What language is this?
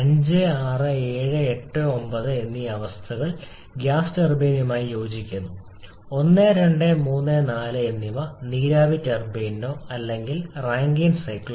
Malayalam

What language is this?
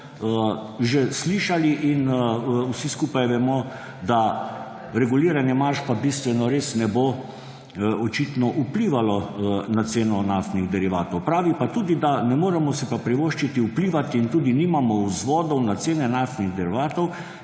Slovenian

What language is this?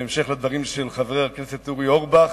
Hebrew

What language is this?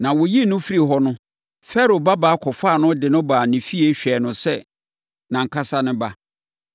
Akan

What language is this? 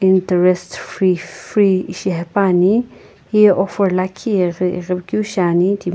Sumi Naga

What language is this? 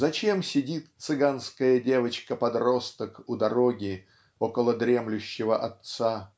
Russian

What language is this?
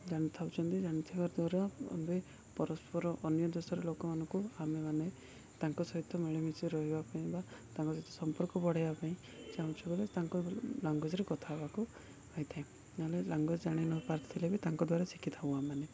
Odia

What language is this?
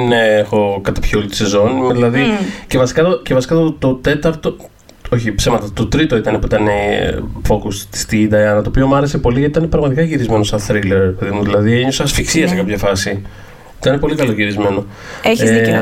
Greek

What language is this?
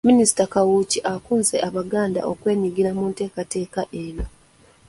Ganda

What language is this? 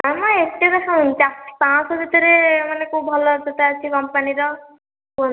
Odia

